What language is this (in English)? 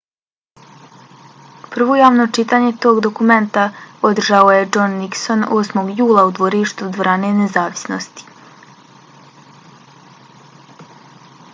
Bosnian